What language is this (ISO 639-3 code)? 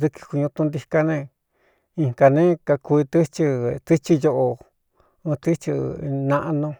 xtu